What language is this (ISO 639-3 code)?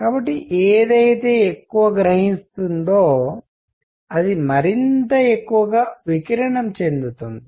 tel